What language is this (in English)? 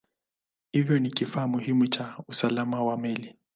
Swahili